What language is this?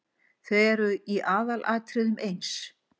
Icelandic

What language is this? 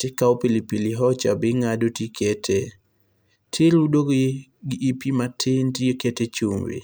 Luo (Kenya and Tanzania)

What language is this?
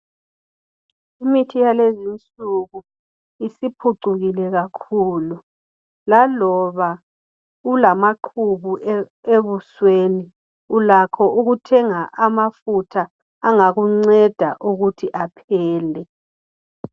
North Ndebele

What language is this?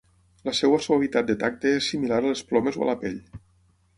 Catalan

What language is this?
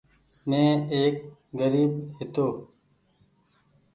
Goaria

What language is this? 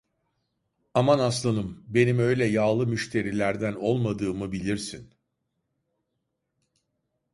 Turkish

